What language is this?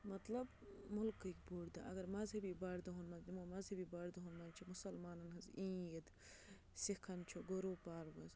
Kashmiri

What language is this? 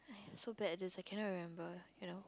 English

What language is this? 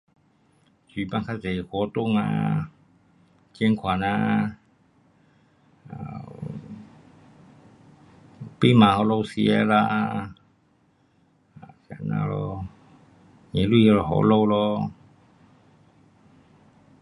Pu-Xian Chinese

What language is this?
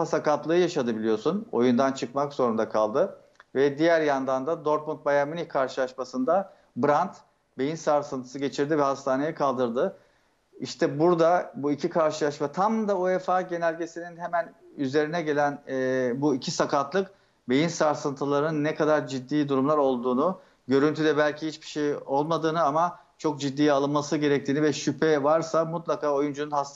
Turkish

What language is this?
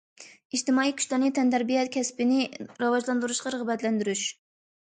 Uyghur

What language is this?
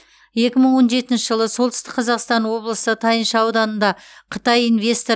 Kazakh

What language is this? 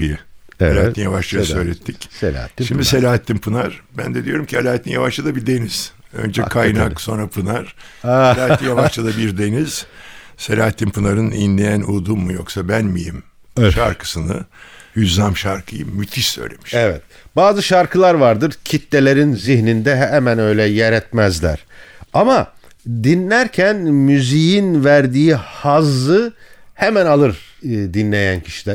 Turkish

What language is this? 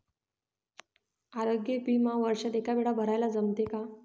Marathi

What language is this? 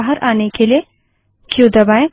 Hindi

